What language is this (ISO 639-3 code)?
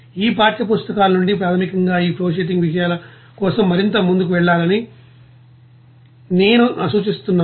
tel